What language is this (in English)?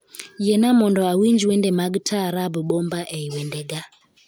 Luo (Kenya and Tanzania)